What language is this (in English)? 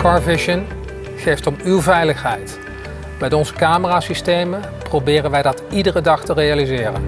Dutch